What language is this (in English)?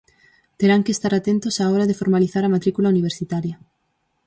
Galician